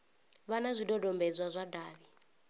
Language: Venda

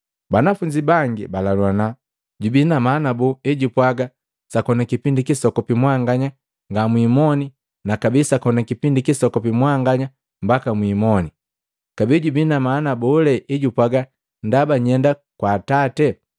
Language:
Matengo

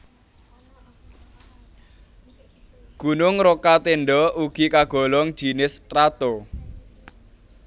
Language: Javanese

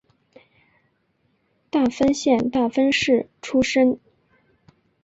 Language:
Chinese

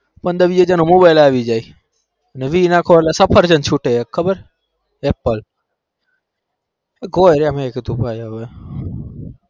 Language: Gujarati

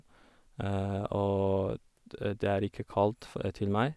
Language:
Norwegian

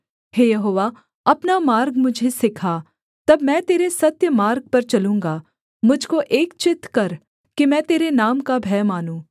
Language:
Hindi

